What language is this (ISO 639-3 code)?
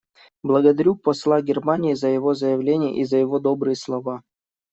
rus